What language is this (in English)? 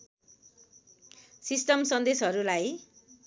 Nepali